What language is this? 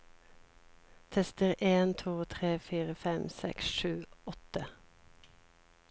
Norwegian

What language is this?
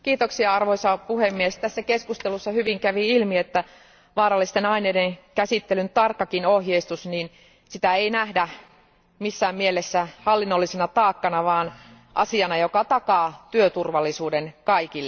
Finnish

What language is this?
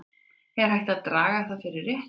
Icelandic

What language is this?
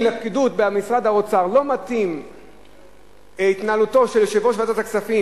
Hebrew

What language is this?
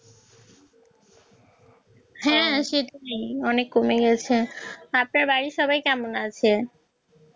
Bangla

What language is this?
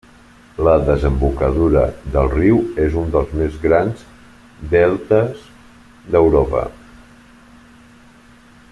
Catalan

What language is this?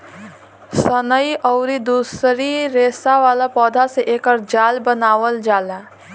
Bhojpuri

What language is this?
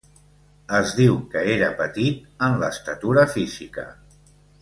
Catalan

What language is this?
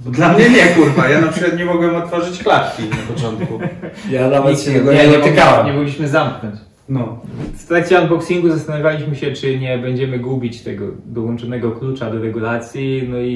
Polish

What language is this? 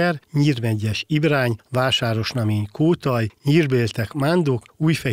Hungarian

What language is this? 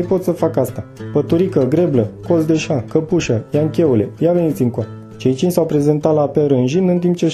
Romanian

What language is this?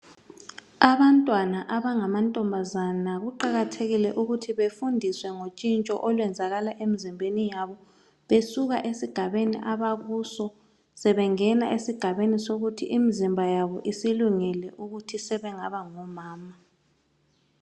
North Ndebele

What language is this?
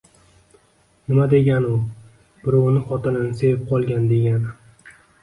Uzbek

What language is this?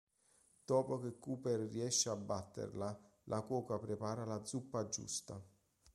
Italian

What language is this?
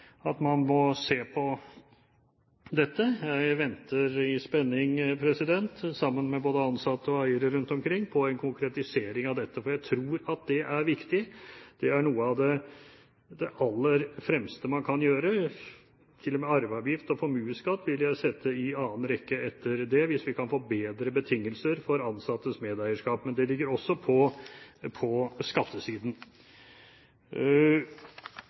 Norwegian Bokmål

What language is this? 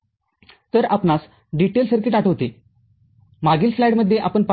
Marathi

